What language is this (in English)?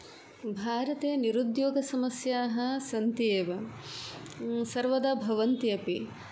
Sanskrit